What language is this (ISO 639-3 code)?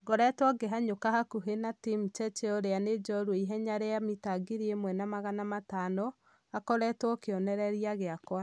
kik